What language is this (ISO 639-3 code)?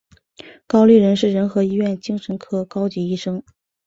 zho